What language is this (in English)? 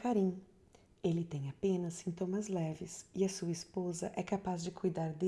Portuguese